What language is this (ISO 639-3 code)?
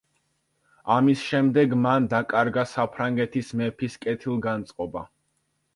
kat